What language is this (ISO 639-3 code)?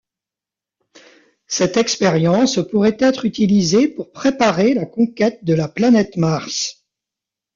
fra